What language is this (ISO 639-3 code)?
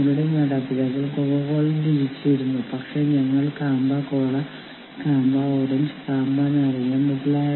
mal